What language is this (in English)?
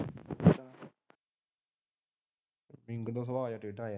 Punjabi